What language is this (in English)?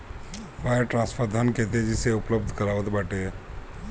Bhojpuri